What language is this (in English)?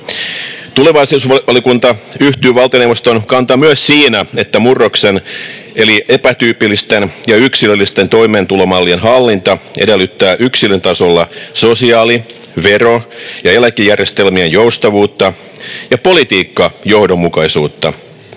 Finnish